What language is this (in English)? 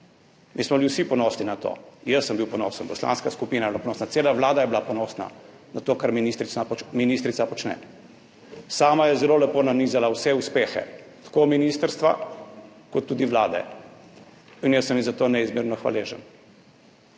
Slovenian